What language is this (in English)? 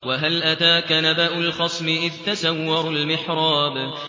Arabic